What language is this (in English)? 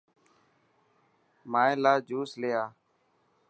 Dhatki